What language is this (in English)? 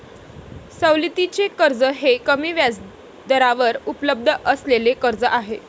Marathi